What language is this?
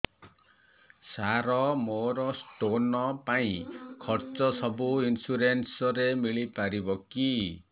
Odia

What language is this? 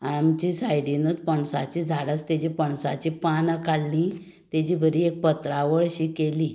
Konkani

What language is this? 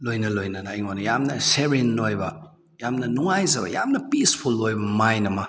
Manipuri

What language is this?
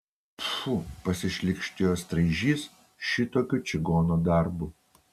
Lithuanian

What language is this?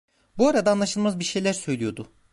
Turkish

